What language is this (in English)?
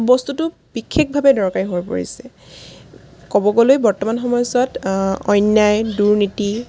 Assamese